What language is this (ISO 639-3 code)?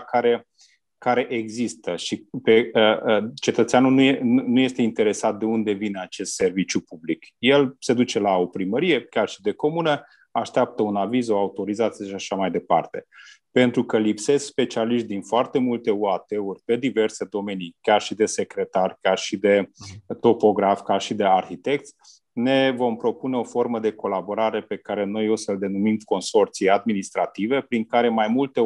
ron